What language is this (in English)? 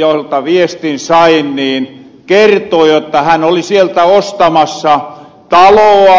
Finnish